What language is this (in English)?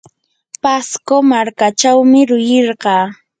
Yanahuanca Pasco Quechua